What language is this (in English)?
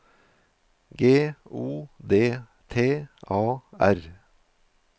Norwegian